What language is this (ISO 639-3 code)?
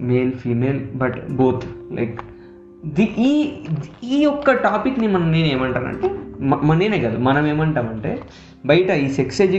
tel